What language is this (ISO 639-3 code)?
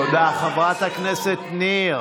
heb